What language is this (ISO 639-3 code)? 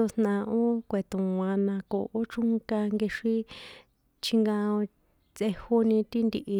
poe